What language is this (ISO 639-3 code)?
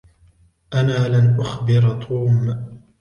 ara